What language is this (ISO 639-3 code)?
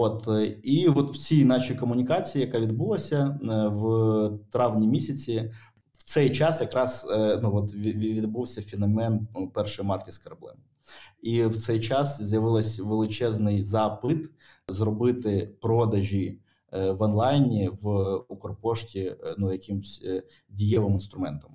ukr